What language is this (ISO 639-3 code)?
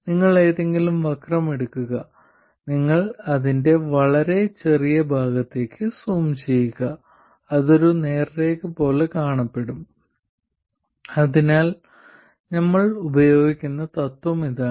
mal